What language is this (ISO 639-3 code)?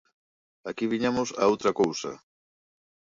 glg